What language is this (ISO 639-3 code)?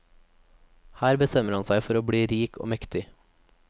nor